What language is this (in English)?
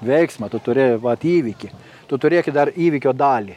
Lithuanian